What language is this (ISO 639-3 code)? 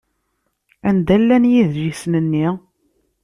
kab